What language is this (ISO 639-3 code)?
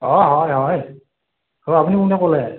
asm